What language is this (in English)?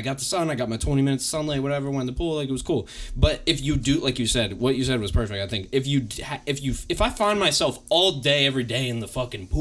English